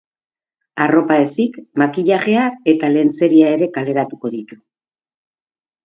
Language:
Basque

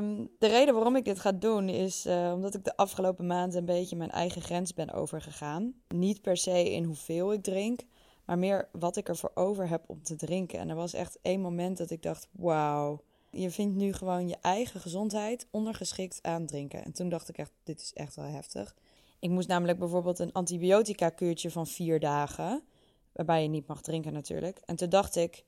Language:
Dutch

